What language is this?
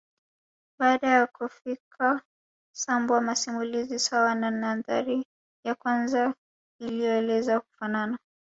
Swahili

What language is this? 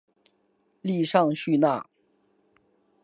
Chinese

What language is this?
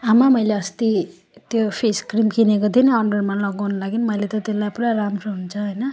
Nepali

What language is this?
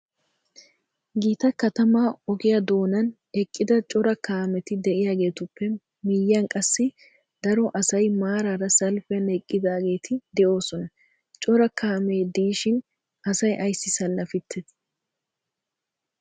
Wolaytta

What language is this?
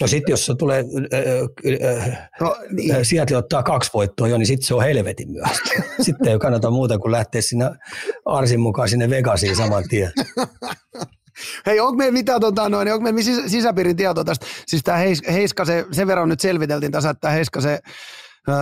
Finnish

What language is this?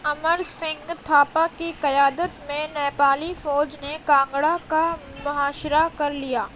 Urdu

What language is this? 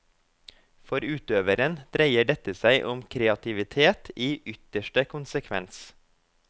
Norwegian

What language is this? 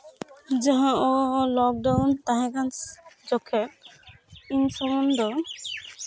Santali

